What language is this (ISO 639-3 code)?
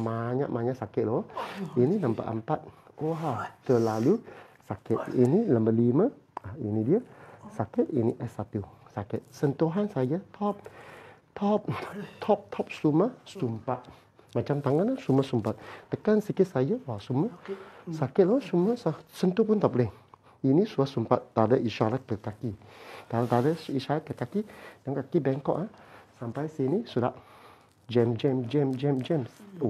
msa